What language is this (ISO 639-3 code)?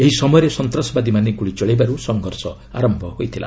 ori